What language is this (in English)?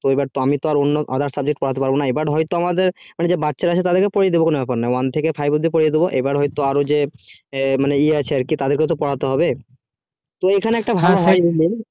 Bangla